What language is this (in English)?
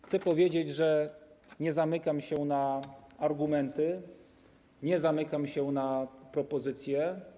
Polish